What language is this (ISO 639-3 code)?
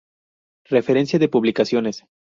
spa